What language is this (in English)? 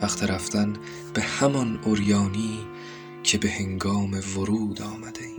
Persian